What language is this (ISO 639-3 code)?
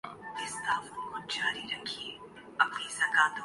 urd